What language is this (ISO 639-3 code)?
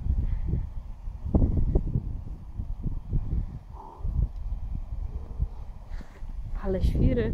pol